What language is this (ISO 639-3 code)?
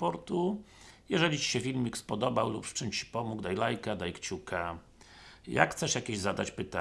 pol